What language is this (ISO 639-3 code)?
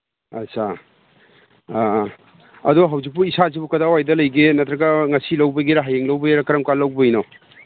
mni